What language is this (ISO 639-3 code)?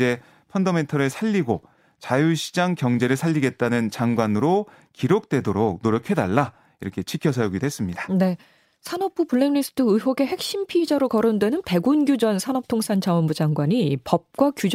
kor